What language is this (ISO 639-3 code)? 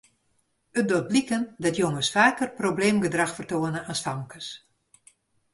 fry